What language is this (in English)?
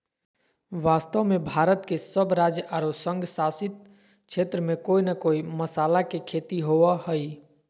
Magahi